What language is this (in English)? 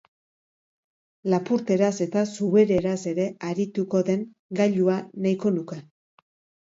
Basque